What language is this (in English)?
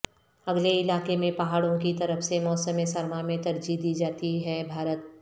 Urdu